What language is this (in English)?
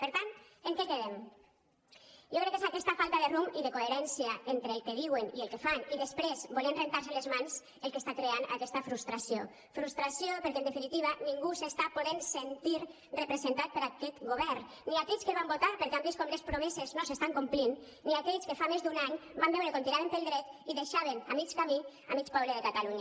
Catalan